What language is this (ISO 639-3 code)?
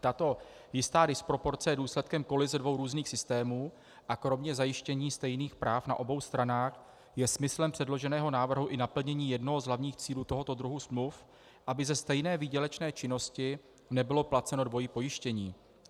ces